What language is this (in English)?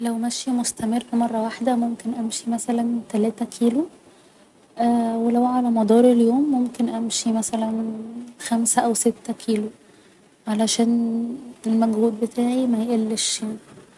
Egyptian Arabic